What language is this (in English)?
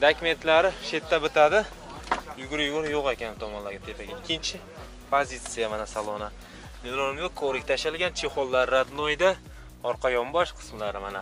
Turkish